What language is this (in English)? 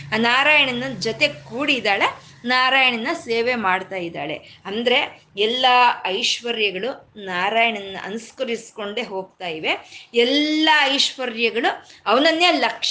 Kannada